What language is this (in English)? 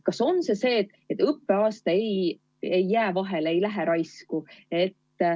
Estonian